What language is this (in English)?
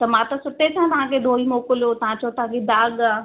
Sindhi